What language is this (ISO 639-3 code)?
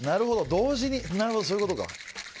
jpn